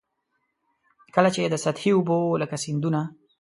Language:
Pashto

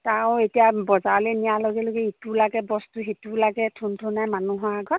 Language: Assamese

